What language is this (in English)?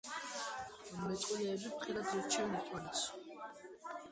Georgian